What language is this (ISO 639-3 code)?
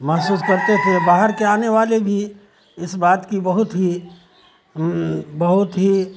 urd